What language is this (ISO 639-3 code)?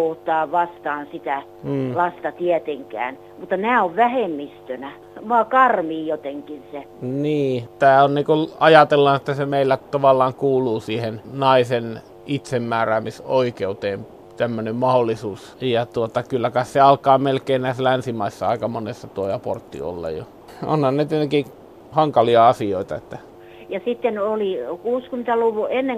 fin